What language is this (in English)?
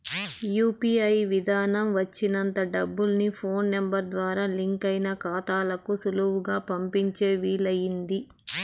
Telugu